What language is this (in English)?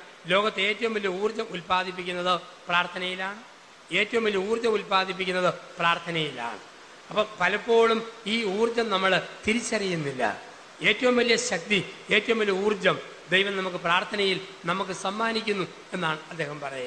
Malayalam